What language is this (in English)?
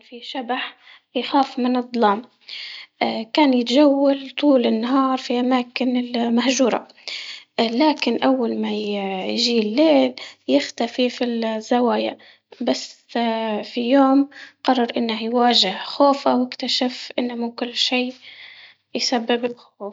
Libyan Arabic